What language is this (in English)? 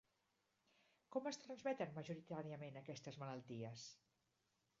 Catalan